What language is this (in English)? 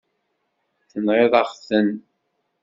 Kabyle